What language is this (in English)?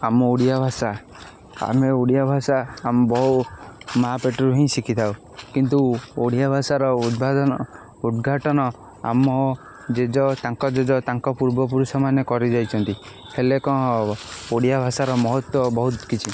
Odia